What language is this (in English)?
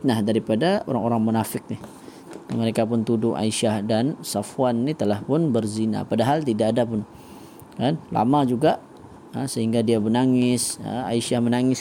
Malay